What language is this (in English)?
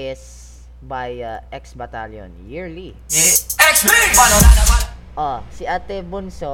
Filipino